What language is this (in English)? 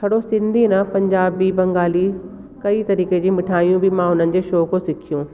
Sindhi